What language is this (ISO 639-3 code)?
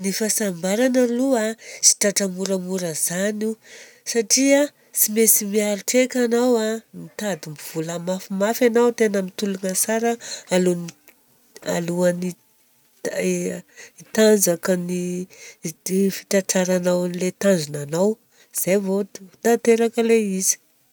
bzc